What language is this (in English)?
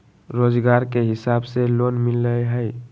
Magahi